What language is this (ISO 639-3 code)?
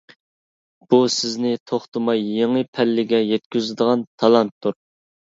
uig